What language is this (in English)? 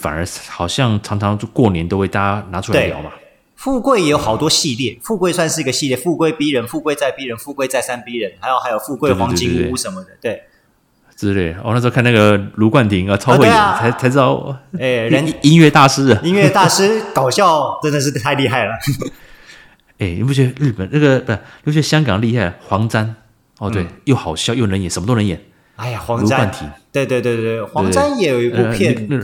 Chinese